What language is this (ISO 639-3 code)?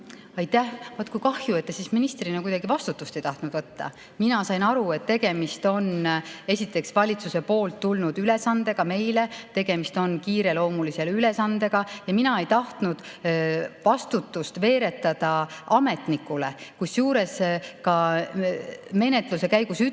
est